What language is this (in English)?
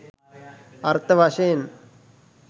Sinhala